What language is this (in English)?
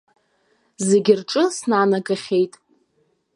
Abkhazian